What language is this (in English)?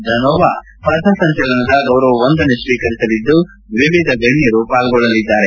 Kannada